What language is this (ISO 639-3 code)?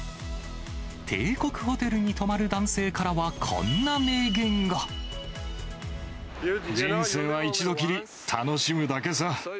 jpn